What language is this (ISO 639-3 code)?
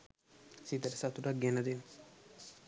sin